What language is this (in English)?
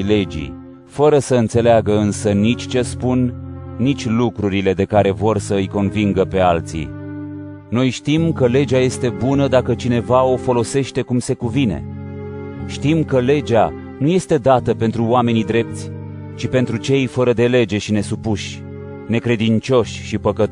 Romanian